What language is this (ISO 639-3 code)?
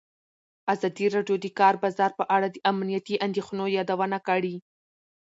pus